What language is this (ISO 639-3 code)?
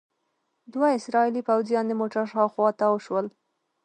pus